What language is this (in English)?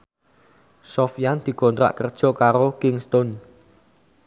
Javanese